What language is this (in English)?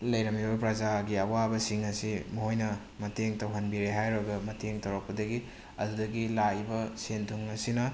Manipuri